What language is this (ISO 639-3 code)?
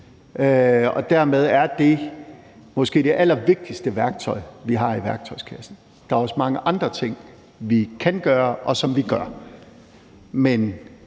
dan